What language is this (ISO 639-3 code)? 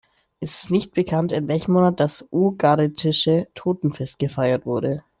deu